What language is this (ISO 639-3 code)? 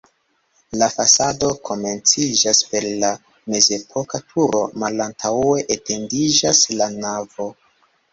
epo